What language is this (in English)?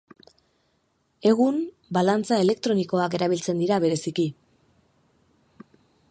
Basque